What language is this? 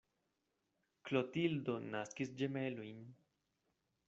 Esperanto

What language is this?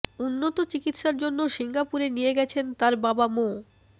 Bangla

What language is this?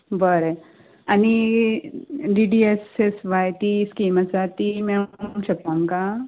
Konkani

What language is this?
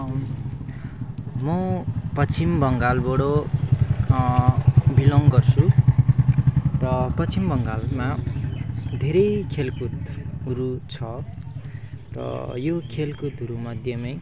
Nepali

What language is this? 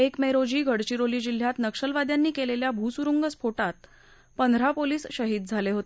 Marathi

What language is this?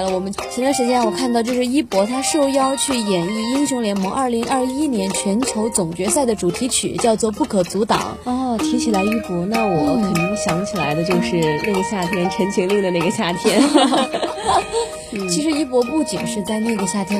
Chinese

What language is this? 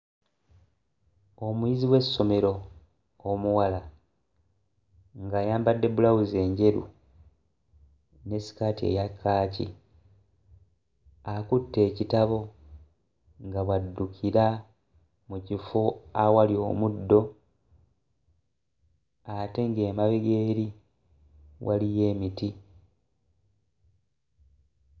Ganda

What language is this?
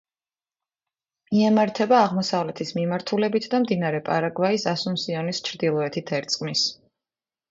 Georgian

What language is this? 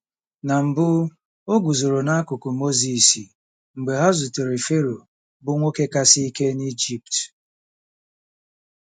Igbo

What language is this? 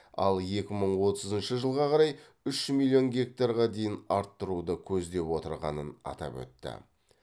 Kazakh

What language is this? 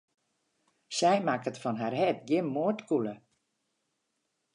Western Frisian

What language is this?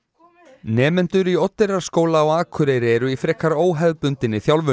Icelandic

